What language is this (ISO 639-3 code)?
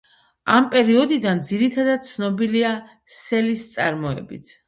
kat